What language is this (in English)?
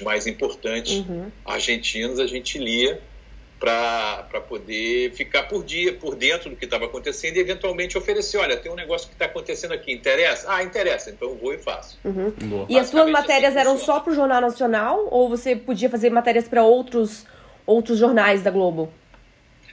Portuguese